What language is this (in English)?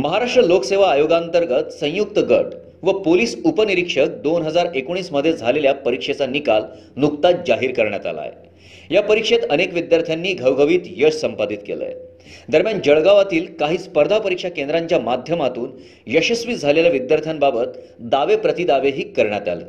Marathi